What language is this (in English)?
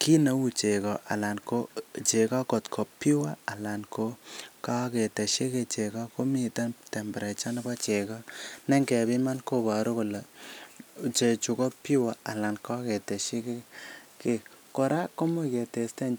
Kalenjin